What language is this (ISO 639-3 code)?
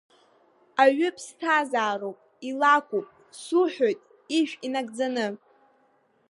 abk